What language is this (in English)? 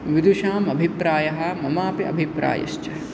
Sanskrit